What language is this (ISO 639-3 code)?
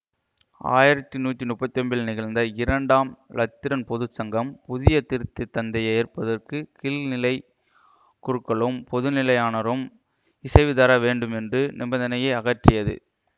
tam